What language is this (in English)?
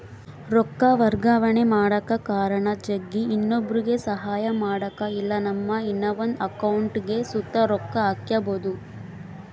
Kannada